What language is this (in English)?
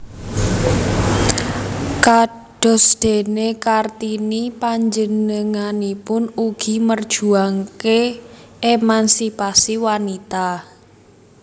Javanese